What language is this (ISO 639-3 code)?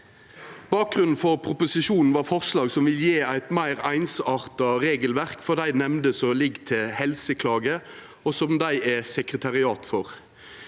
nor